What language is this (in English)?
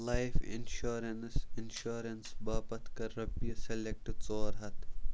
Kashmiri